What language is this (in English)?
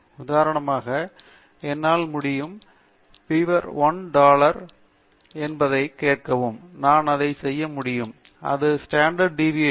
Tamil